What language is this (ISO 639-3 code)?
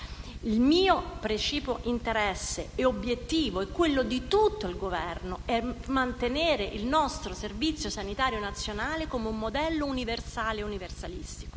ita